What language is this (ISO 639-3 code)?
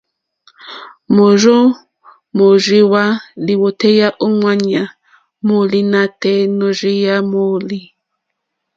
bri